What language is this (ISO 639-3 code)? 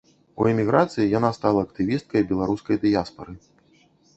bel